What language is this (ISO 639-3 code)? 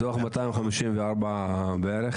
heb